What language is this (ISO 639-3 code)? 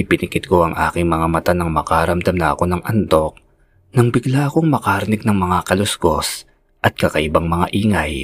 fil